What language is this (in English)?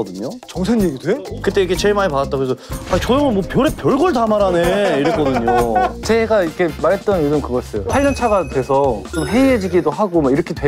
Korean